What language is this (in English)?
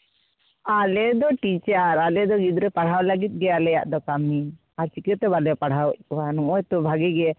Santali